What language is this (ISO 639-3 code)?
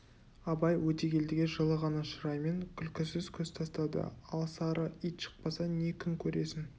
kaz